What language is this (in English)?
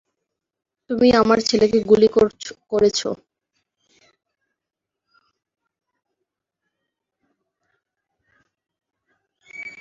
Bangla